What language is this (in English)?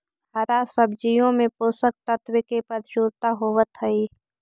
Magahi